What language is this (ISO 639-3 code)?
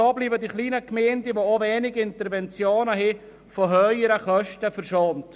gsw